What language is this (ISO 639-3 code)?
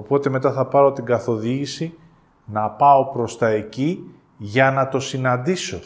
ell